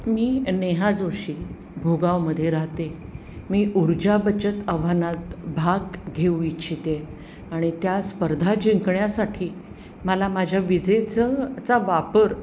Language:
Marathi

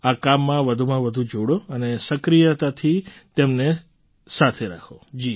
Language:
Gujarati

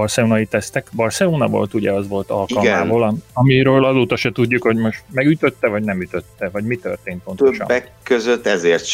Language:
Hungarian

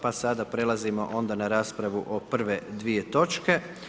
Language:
Croatian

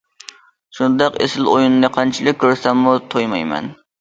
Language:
Uyghur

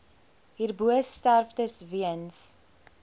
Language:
Afrikaans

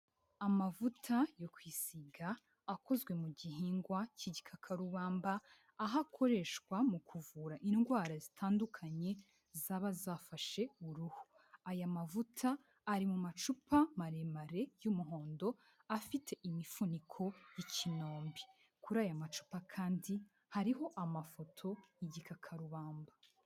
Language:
Kinyarwanda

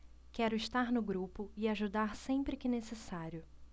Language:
Portuguese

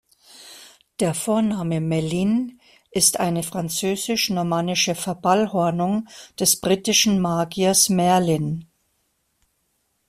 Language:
German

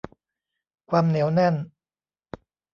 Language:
Thai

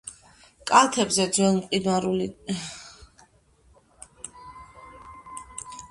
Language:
Georgian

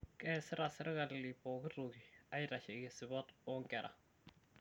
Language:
Masai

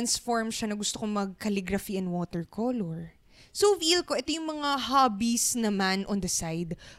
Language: Filipino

